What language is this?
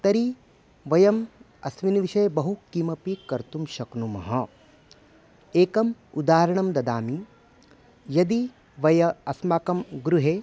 Sanskrit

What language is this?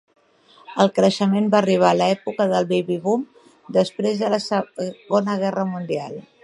Catalan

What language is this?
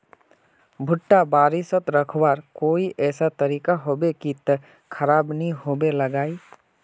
Magahi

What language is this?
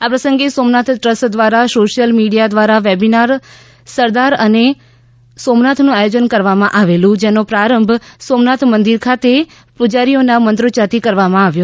Gujarati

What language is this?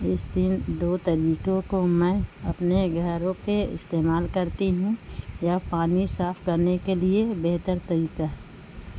Urdu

